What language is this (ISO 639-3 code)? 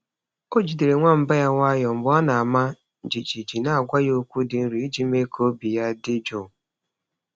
ibo